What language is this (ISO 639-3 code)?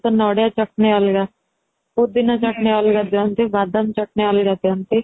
ori